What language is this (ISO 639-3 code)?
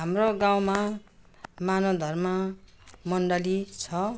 nep